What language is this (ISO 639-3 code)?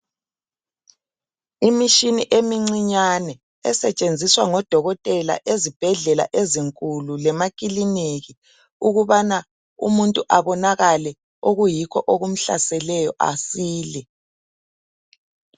nde